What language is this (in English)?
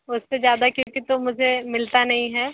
Hindi